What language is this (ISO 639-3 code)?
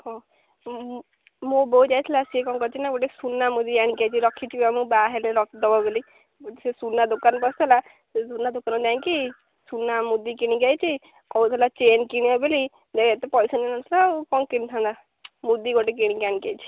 ori